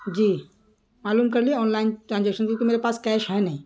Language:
Urdu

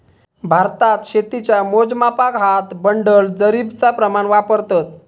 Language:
Marathi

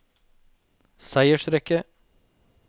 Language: Norwegian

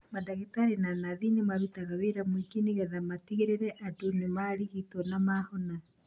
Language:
Kikuyu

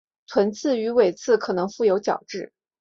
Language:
Chinese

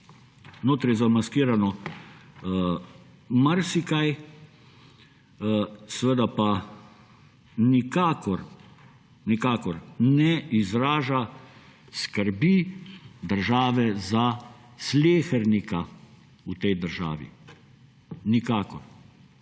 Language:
Slovenian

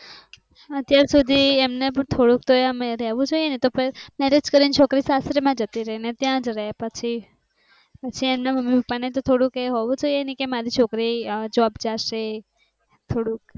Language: Gujarati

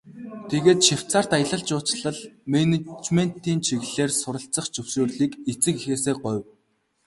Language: Mongolian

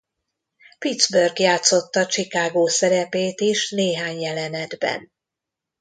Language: Hungarian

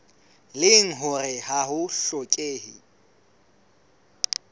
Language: Southern Sotho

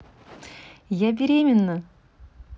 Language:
Russian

